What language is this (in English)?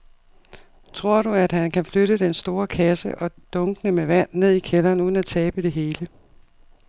Danish